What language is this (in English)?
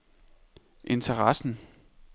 Danish